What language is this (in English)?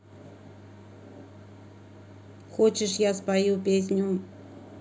Russian